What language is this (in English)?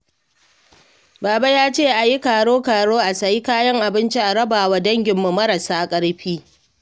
Hausa